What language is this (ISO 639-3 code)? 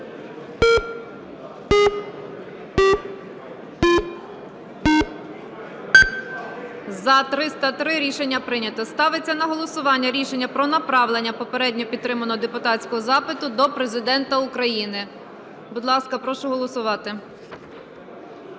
ukr